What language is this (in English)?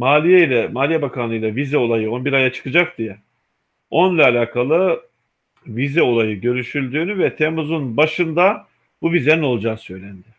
Turkish